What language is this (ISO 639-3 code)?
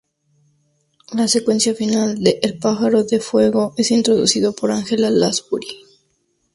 spa